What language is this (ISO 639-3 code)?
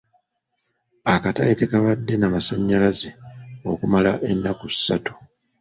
lug